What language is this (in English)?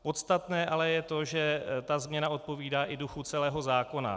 Czech